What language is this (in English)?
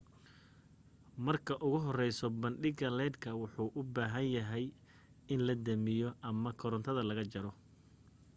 Somali